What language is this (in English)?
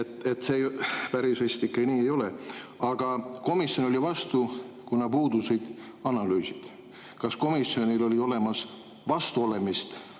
Estonian